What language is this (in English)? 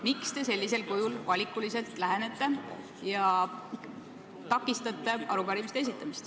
Estonian